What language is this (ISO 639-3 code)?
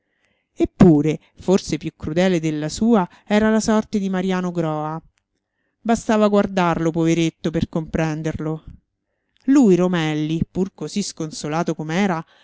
ita